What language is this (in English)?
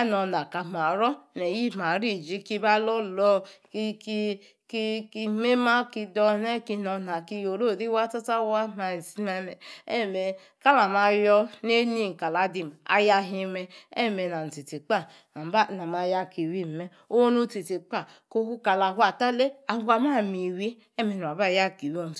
Yace